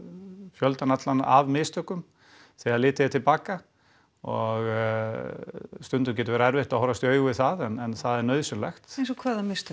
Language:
Icelandic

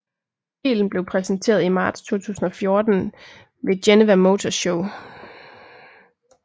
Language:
Danish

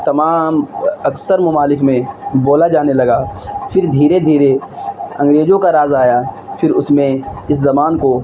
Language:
Urdu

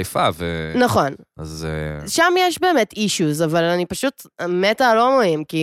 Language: Hebrew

